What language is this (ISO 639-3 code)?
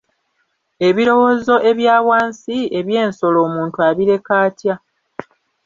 lug